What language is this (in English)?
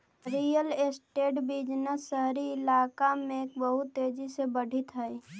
Magahi